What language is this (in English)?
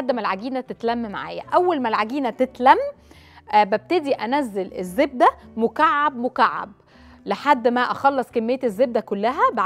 Arabic